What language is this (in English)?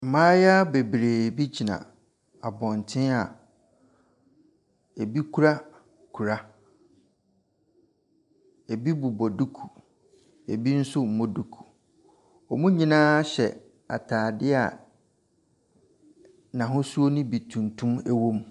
Akan